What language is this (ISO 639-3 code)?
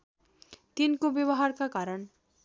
nep